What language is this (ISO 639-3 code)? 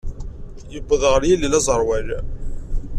kab